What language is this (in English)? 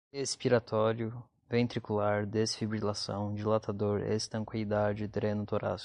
Portuguese